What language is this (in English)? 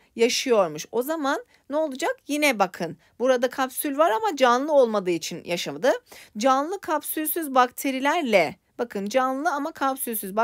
Turkish